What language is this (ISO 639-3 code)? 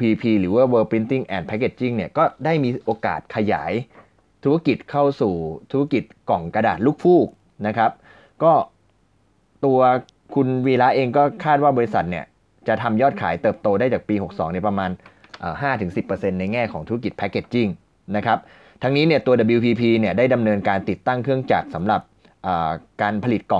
tha